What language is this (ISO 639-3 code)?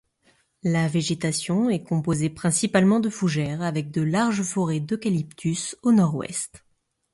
fra